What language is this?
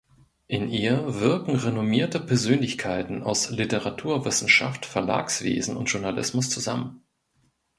German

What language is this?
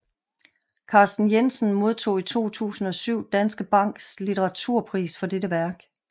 Danish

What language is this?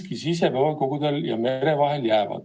Estonian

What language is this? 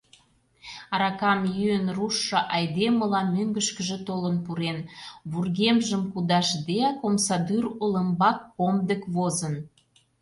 Mari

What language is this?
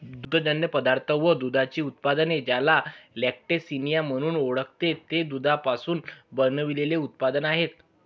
Marathi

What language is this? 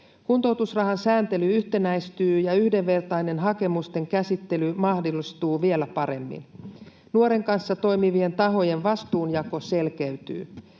Finnish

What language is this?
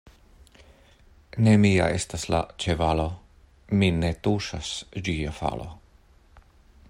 Esperanto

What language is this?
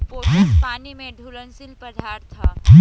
Bhojpuri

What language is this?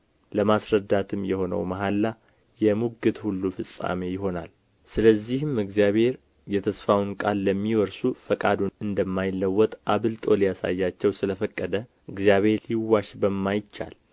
Amharic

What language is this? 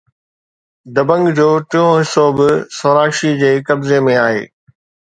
Sindhi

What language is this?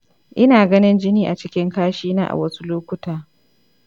Hausa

